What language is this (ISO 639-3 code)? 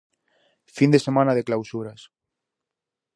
glg